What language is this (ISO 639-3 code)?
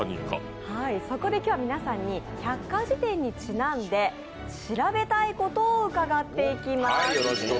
jpn